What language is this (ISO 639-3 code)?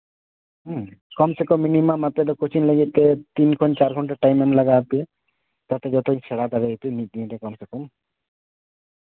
sat